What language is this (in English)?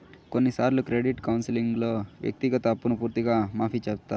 Telugu